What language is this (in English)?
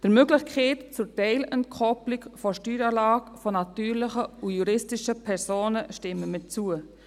Swiss German